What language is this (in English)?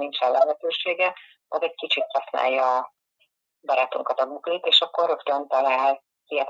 Hungarian